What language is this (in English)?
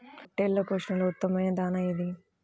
Telugu